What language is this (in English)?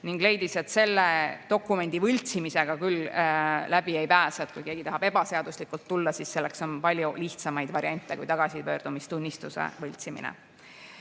Estonian